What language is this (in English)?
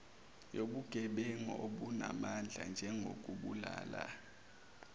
Zulu